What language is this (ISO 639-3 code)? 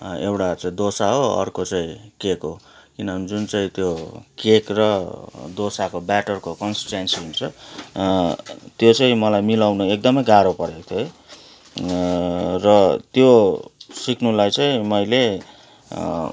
nep